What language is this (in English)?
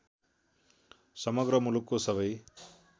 Nepali